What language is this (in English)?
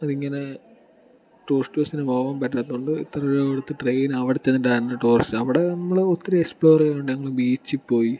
Malayalam